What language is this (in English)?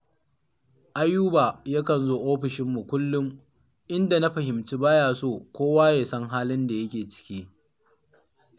Hausa